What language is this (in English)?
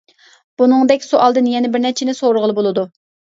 Uyghur